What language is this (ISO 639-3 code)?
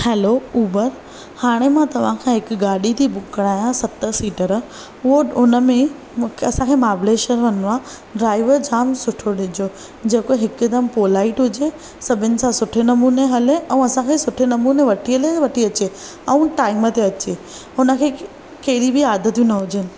snd